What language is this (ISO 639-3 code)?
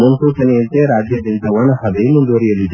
kan